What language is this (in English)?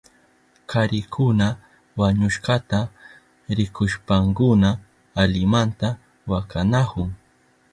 Southern Pastaza Quechua